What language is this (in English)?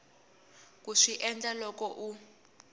Tsonga